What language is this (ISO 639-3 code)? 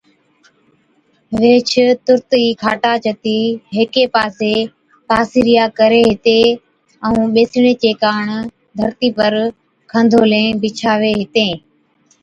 odk